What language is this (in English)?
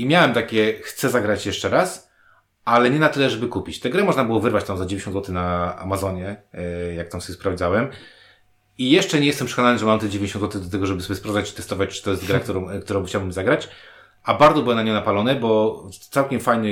Polish